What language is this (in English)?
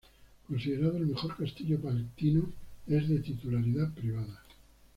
Spanish